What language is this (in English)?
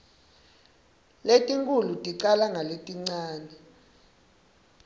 Swati